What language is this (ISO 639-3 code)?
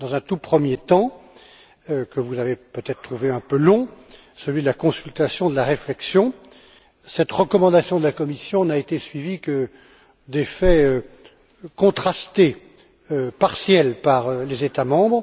fra